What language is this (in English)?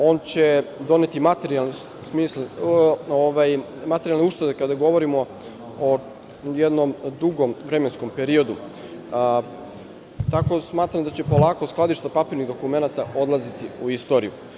Serbian